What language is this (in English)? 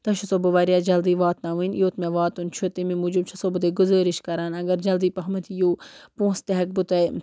Kashmiri